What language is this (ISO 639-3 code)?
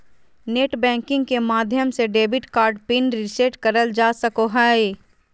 mag